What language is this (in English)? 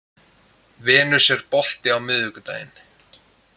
Icelandic